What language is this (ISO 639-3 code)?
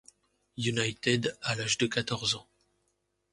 fra